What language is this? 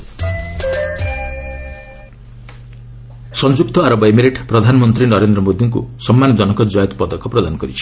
Odia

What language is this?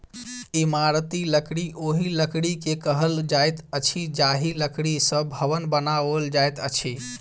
Maithili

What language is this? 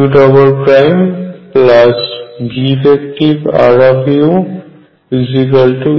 Bangla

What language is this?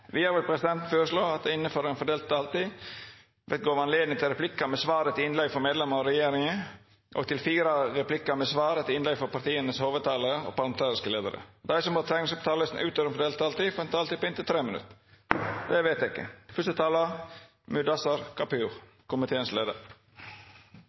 Norwegian Nynorsk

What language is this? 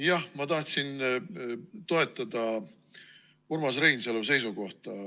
Estonian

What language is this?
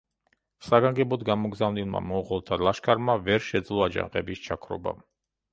Georgian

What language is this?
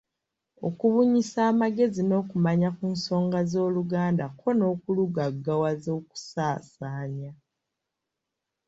Ganda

